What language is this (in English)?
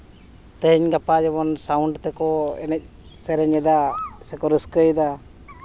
Santali